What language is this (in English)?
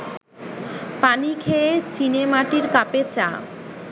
Bangla